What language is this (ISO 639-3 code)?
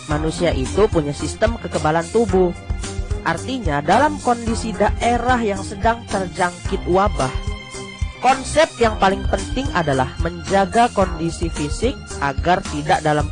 ind